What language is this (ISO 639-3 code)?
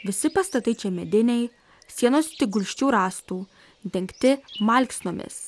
lit